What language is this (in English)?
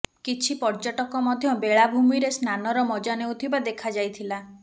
Odia